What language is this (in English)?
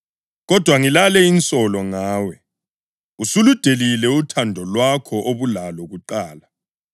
North Ndebele